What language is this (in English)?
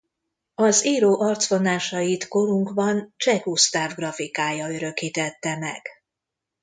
Hungarian